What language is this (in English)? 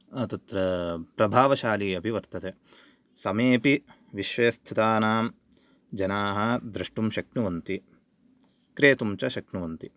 Sanskrit